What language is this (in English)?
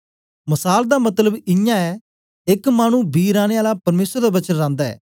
Dogri